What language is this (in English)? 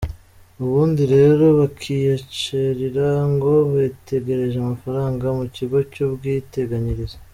Kinyarwanda